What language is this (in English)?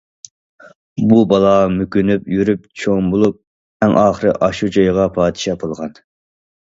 Uyghur